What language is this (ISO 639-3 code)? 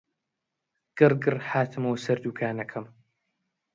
ckb